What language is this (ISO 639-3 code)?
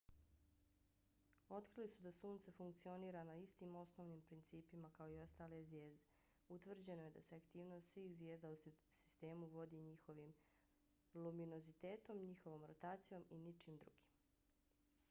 bos